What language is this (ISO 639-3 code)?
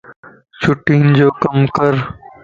lss